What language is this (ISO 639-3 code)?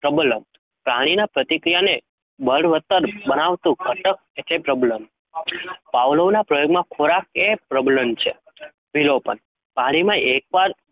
guj